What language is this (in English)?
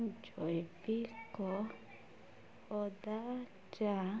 Odia